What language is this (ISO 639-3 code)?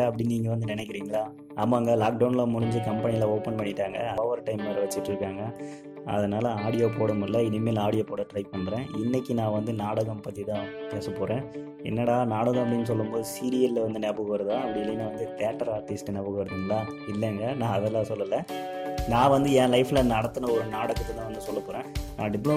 tam